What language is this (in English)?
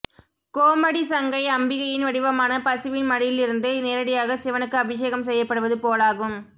Tamil